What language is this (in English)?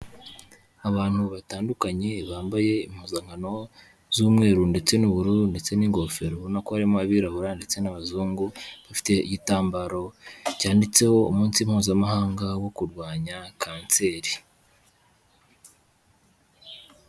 Kinyarwanda